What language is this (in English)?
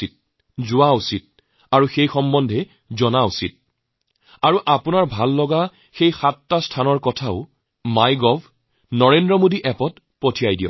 Assamese